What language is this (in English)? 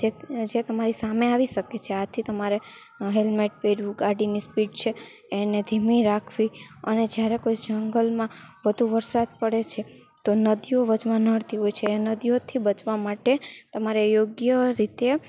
Gujarati